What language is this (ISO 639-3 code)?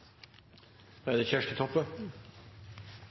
nob